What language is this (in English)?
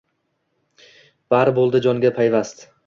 Uzbek